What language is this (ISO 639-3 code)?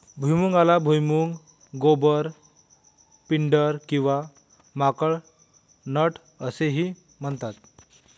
mar